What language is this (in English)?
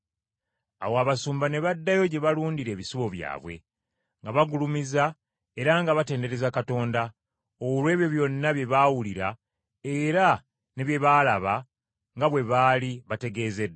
Ganda